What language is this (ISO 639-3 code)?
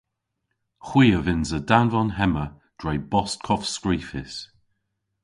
cor